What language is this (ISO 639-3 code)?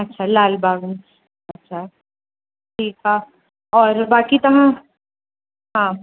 snd